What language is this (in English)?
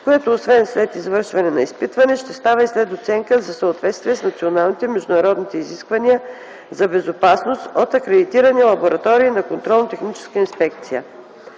Bulgarian